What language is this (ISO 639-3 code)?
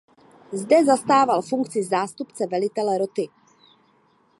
ces